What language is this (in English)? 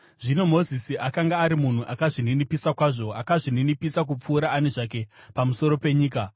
Shona